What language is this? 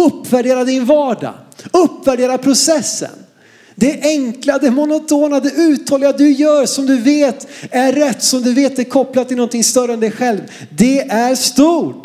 Swedish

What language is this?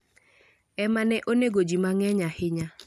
Luo (Kenya and Tanzania)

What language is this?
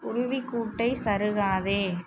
Tamil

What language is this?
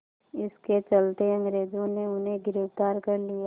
Hindi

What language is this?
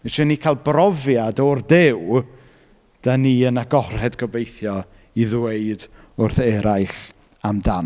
Welsh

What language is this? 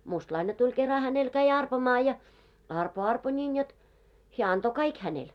Finnish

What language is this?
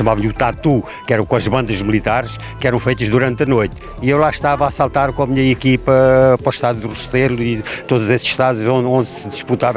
Portuguese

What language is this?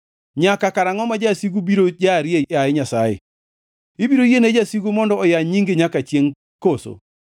Luo (Kenya and Tanzania)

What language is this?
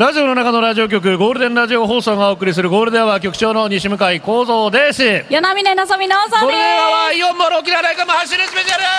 Japanese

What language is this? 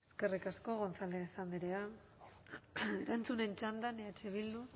Basque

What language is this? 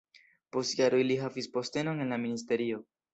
Esperanto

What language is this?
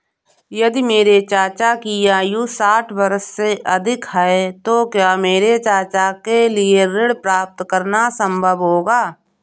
Hindi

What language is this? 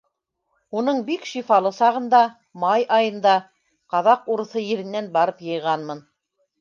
Bashkir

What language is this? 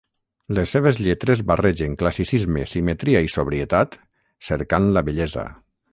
Catalan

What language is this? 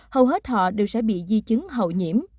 Vietnamese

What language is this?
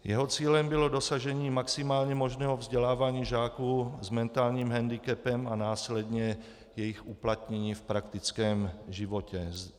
Czech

